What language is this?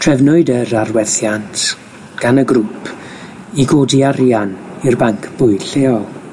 Welsh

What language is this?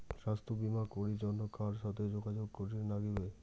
Bangla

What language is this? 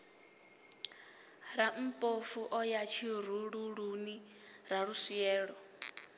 Venda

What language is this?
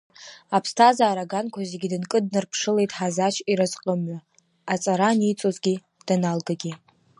Abkhazian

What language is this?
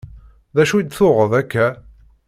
Kabyle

